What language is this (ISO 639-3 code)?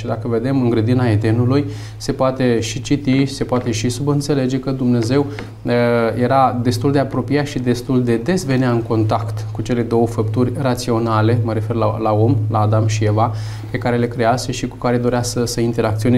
ron